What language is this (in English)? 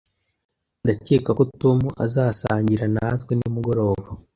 Kinyarwanda